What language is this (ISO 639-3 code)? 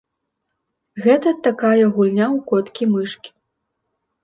bel